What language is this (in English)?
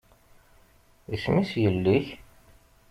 Kabyle